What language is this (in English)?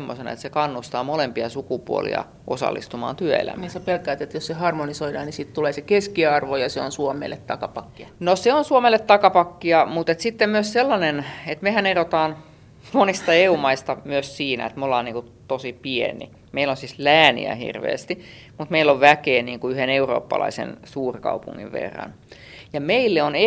Finnish